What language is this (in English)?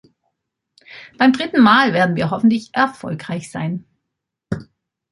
German